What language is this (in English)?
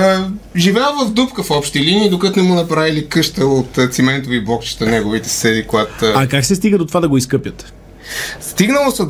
Bulgarian